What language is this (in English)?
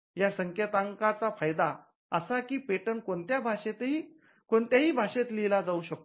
Marathi